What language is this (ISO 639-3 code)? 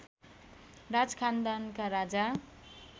nep